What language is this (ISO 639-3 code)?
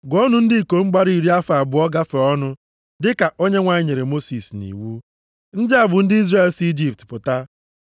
ibo